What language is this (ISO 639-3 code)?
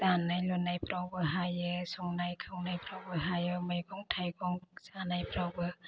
brx